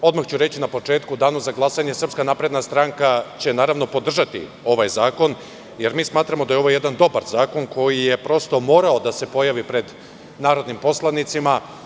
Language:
Serbian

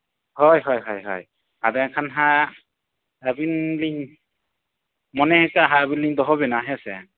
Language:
Santali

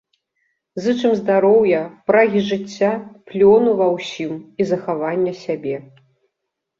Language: Belarusian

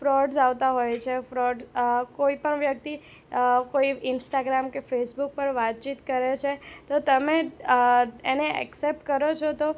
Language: Gujarati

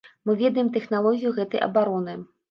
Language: Belarusian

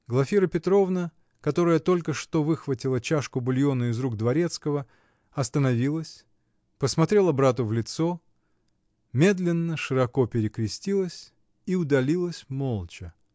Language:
Russian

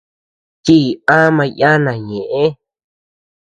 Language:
Tepeuxila Cuicatec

